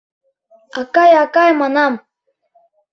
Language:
Mari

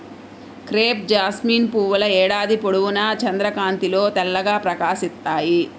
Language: Telugu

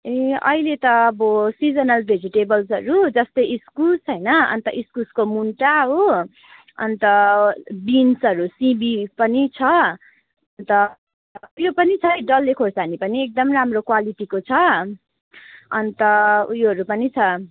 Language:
Nepali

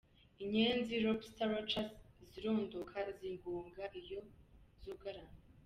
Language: Kinyarwanda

